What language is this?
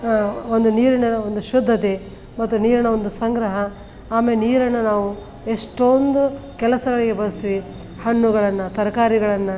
Kannada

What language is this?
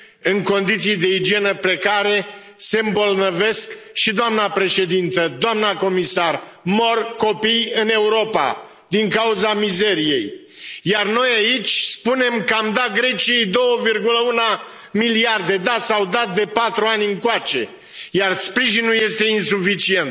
Romanian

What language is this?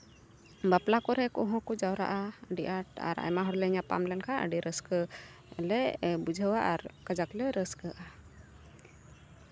Santali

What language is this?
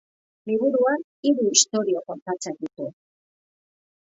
Basque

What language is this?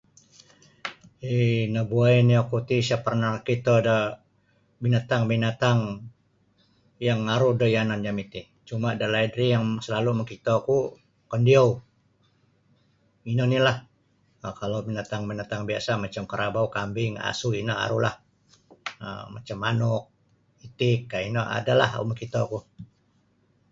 Sabah Bisaya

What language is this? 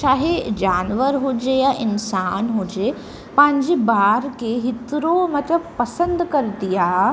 Sindhi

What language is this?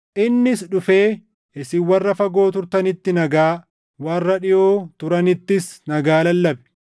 Oromo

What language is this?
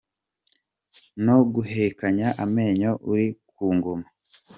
Kinyarwanda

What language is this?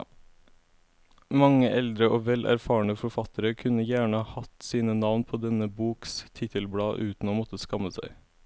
Norwegian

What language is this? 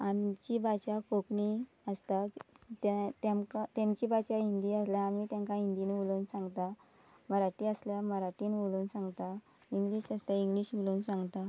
Konkani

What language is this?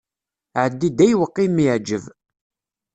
Kabyle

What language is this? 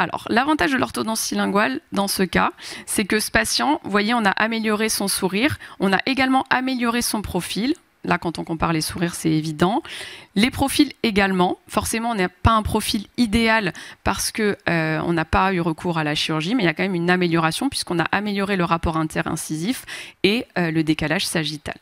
French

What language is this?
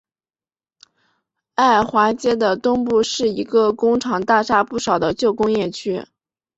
Chinese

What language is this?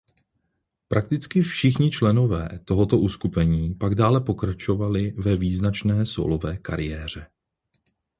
Czech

